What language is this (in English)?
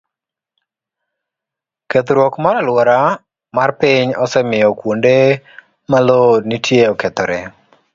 Luo (Kenya and Tanzania)